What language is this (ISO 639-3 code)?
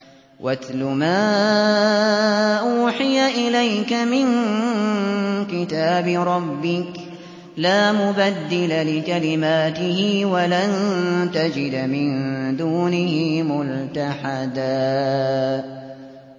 ara